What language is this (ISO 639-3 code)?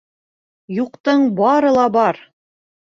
bak